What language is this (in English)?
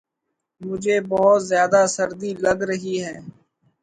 Urdu